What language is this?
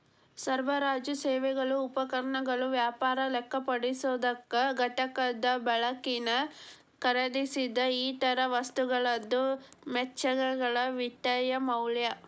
Kannada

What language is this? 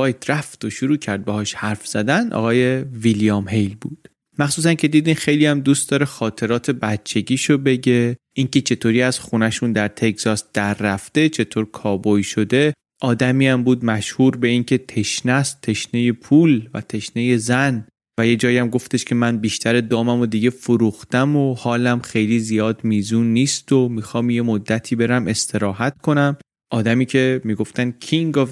Persian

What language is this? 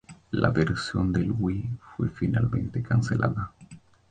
Spanish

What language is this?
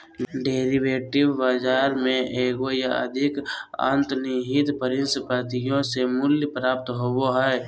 Magahi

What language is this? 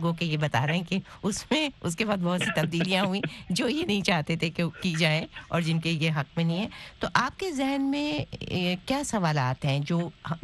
Urdu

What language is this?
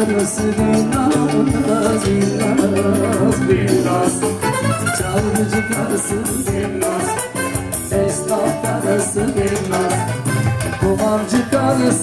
Turkish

